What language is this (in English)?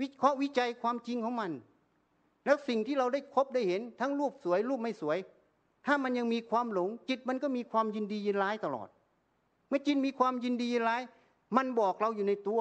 Thai